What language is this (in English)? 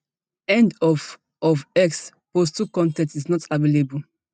Nigerian Pidgin